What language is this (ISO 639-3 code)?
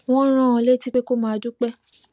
yor